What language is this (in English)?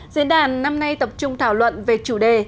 Vietnamese